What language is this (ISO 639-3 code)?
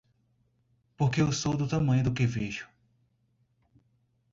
por